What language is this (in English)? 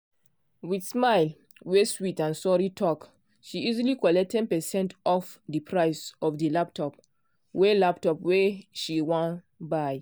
Nigerian Pidgin